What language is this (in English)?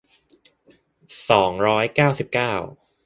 Thai